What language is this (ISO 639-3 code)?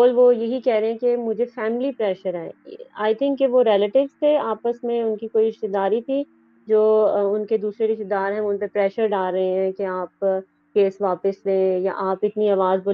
urd